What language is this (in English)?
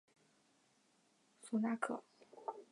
Chinese